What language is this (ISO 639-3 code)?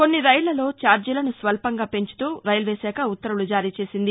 tel